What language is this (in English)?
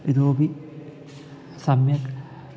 Sanskrit